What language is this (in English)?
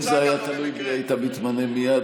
Hebrew